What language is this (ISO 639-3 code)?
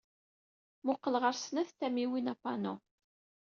kab